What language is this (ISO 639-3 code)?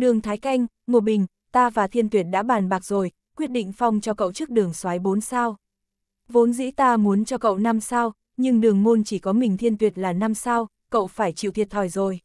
vie